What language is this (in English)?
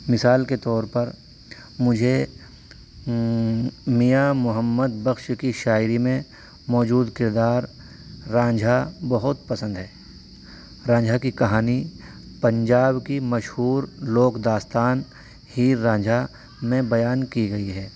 Urdu